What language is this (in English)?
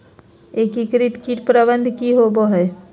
Magahi